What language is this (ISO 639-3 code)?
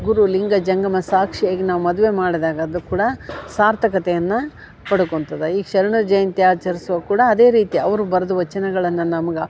kan